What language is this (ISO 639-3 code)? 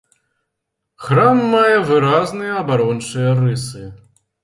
bel